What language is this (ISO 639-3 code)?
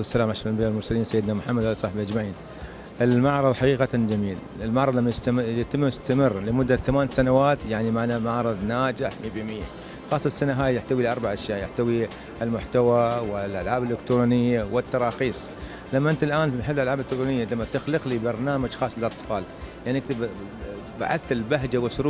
ara